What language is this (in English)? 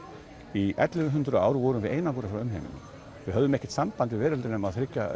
Icelandic